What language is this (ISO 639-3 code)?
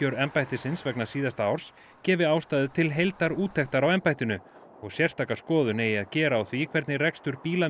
isl